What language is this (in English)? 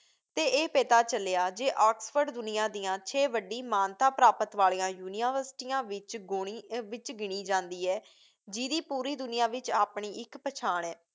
Punjabi